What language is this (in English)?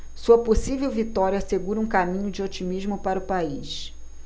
Portuguese